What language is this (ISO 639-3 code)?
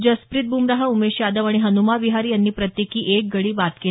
mar